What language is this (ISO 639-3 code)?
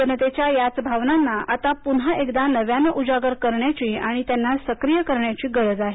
mar